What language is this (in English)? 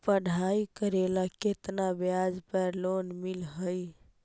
Magahi